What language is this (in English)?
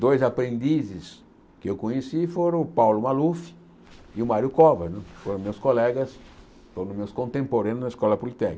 Portuguese